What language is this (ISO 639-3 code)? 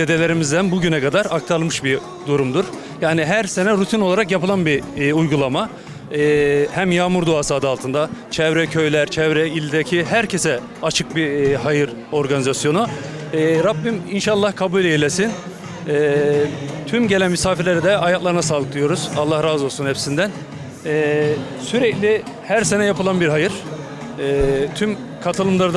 tur